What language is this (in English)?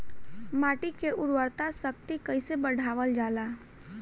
Bhojpuri